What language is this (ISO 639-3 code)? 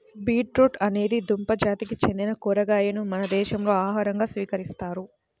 tel